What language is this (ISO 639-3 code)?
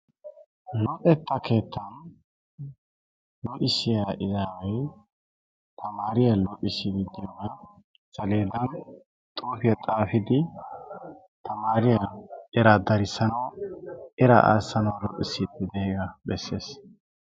wal